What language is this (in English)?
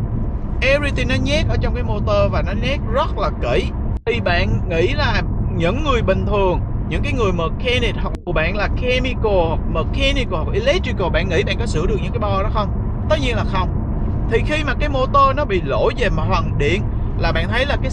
Vietnamese